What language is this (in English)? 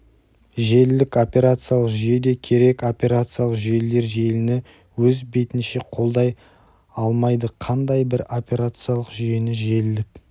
Kazakh